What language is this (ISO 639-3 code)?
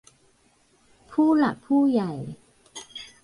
tha